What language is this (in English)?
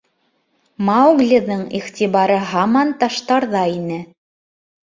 Bashkir